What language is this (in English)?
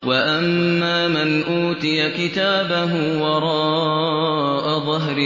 Arabic